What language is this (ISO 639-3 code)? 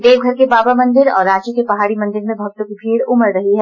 hin